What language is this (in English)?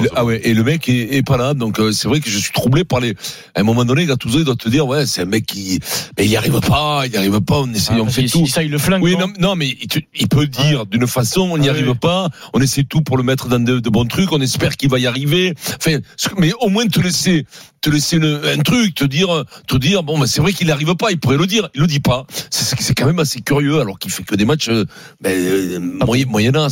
French